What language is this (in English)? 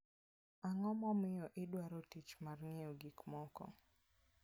Luo (Kenya and Tanzania)